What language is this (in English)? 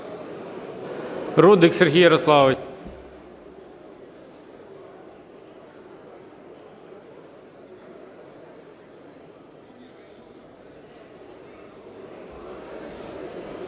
Ukrainian